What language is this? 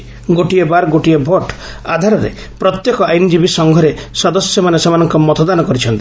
Odia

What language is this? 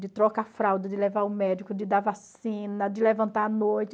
Portuguese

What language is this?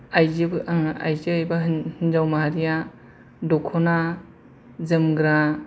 Bodo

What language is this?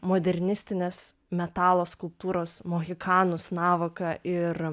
Lithuanian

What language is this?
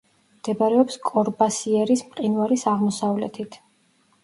Georgian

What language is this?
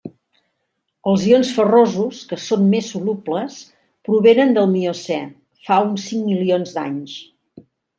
Catalan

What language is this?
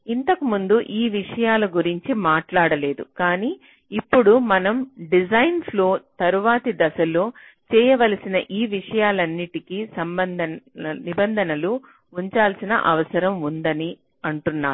Telugu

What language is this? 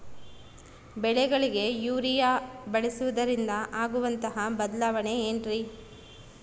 Kannada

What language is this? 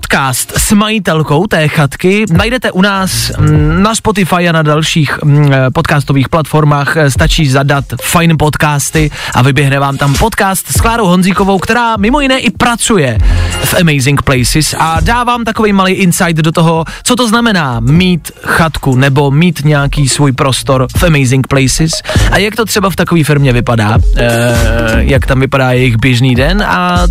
Czech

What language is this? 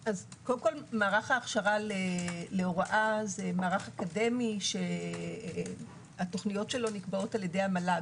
Hebrew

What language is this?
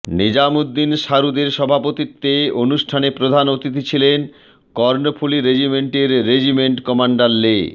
Bangla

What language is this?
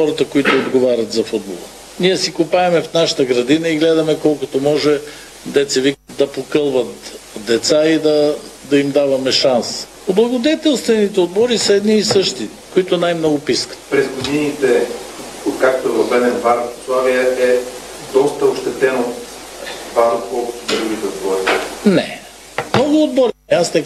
Bulgarian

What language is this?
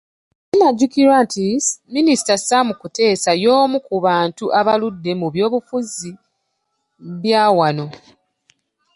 Ganda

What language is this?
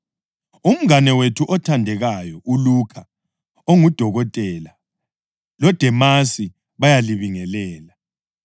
North Ndebele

